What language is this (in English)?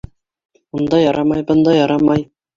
Bashkir